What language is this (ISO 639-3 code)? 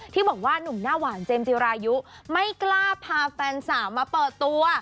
tha